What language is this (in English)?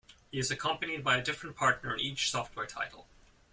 English